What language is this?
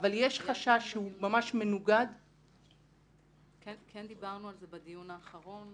Hebrew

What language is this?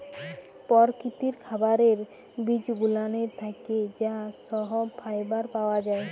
Bangla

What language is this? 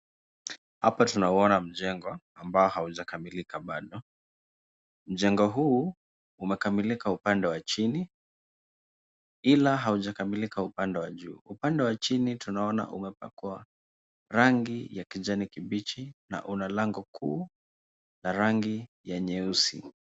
Swahili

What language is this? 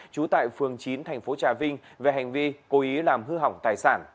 Vietnamese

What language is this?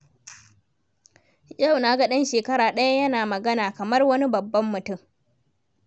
Hausa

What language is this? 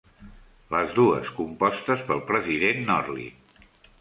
Catalan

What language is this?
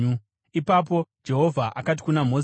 Shona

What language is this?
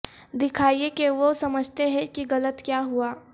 Urdu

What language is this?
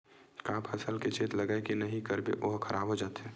Chhattisgarhi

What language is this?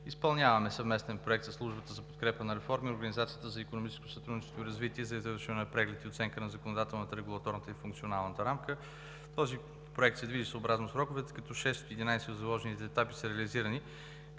Bulgarian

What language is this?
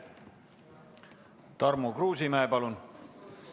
Estonian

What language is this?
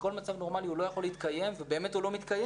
Hebrew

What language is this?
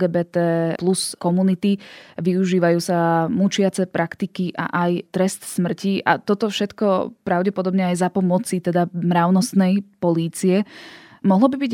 Slovak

